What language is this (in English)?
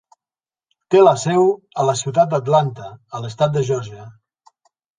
Catalan